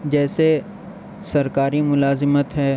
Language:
Urdu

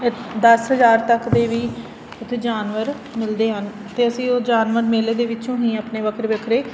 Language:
Punjabi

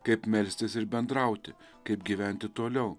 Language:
Lithuanian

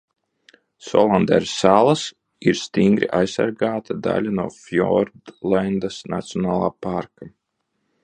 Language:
Latvian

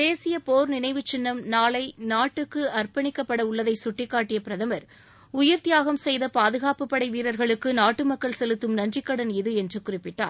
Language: Tamil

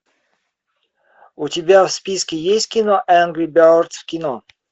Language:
Russian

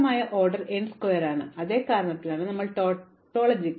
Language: Malayalam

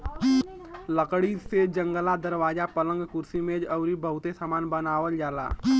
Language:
Bhojpuri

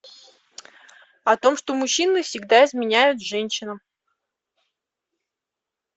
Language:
Russian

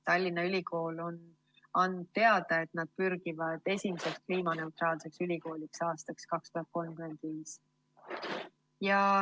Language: Estonian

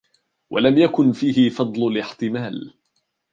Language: Arabic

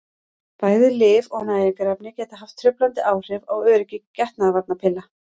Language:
Icelandic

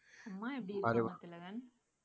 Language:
Tamil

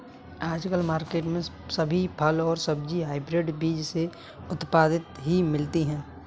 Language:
Hindi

